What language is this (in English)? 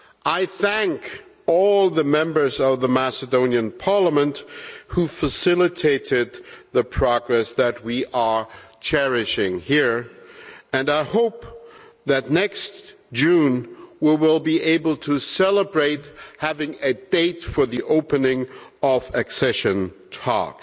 English